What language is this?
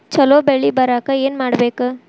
Kannada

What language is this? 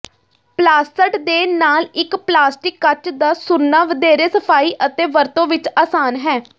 Punjabi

